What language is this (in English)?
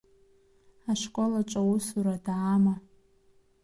Abkhazian